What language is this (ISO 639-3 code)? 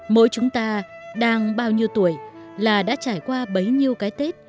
vie